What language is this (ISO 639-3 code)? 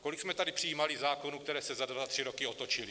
ces